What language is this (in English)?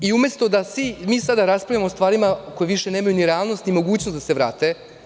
Serbian